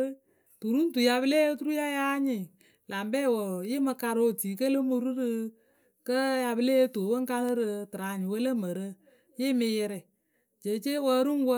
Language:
Akebu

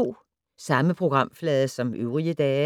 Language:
Danish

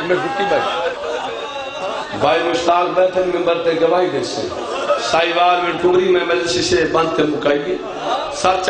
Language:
Hindi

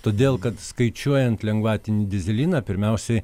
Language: Lithuanian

